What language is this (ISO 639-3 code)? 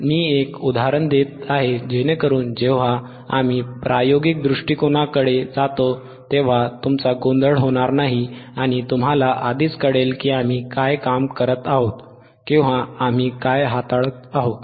mar